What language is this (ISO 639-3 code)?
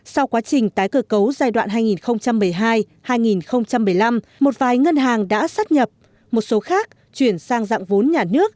vie